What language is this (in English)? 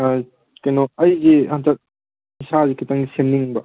Manipuri